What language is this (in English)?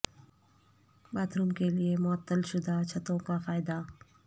Urdu